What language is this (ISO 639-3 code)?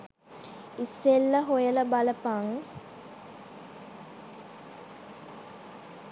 sin